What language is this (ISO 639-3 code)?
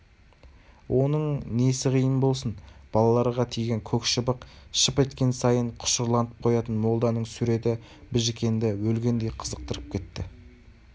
kaz